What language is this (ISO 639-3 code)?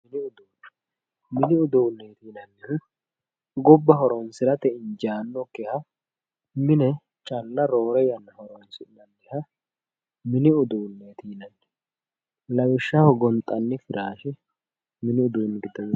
sid